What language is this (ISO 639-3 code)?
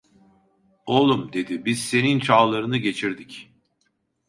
tur